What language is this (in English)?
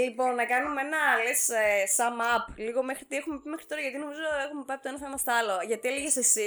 Greek